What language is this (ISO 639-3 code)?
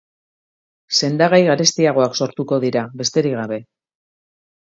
eus